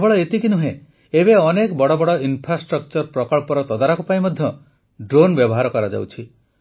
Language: Odia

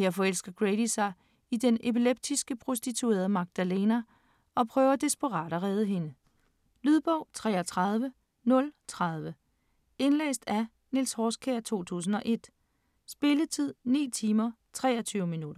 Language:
Danish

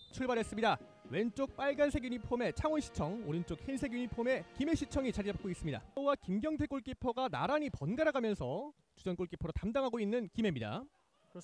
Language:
Korean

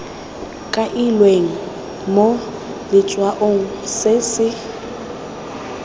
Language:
Tswana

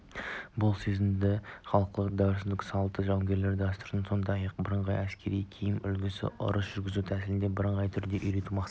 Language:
Kazakh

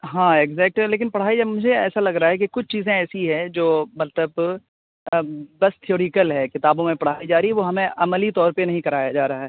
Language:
Urdu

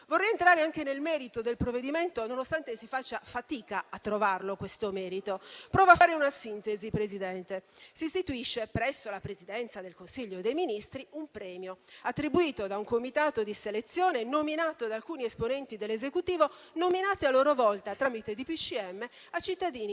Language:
Italian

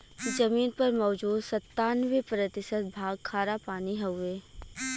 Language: Bhojpuri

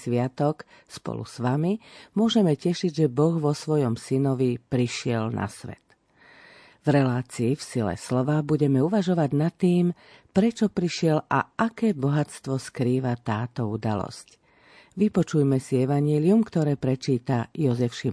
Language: Slovak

